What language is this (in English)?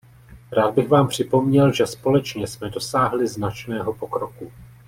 Czech